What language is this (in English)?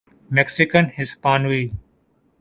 Urdu